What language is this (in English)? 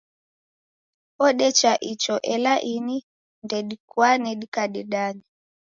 Taita